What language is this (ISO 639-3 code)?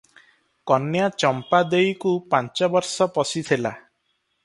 ori